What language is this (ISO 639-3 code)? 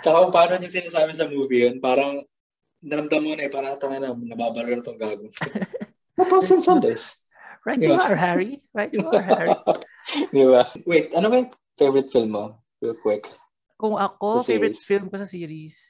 fil